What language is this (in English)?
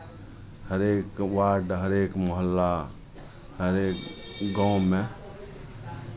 Maithili